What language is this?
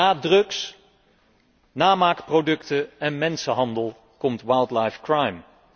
Dutch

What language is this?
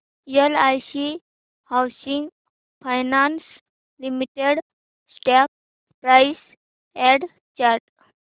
Marathi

